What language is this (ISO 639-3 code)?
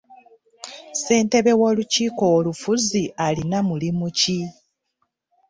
lug